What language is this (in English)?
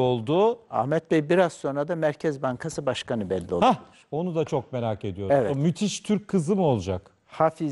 Turkish